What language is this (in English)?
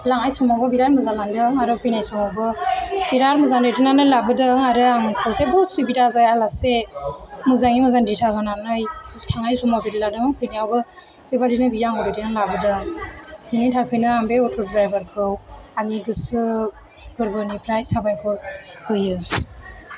Bodo